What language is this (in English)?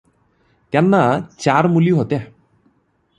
Marathi